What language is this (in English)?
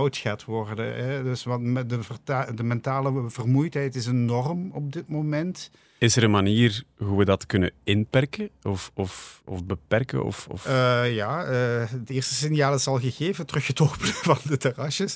Dutch